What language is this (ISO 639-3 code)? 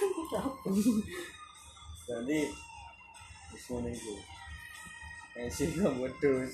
ind